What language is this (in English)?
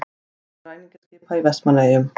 Icelandic